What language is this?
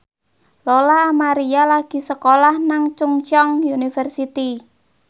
Javanese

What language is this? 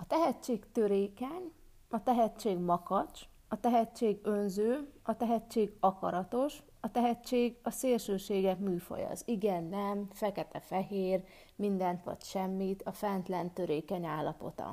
Hungarian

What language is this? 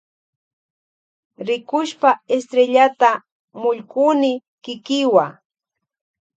Loja Highland Quichua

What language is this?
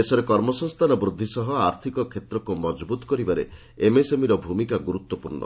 Odia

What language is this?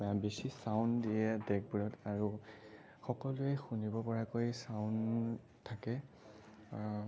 Assamese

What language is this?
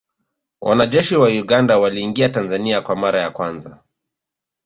Swahili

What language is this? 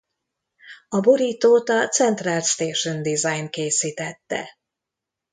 Hungarian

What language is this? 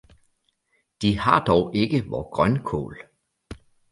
Danish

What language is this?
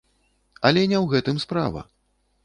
Belarusian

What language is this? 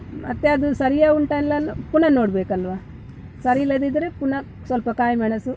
Kannada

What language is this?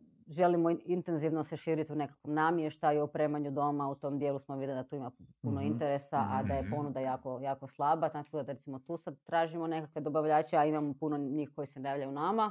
Croatian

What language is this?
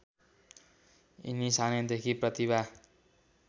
Nepali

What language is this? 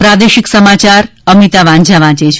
Gujarati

